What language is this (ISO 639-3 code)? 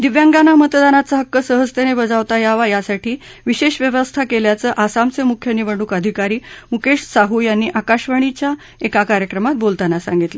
mar